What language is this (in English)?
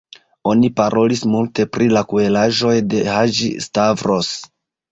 Esperanto